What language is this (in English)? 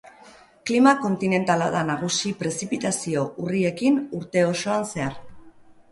Basque